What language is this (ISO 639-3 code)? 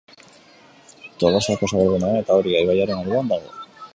eus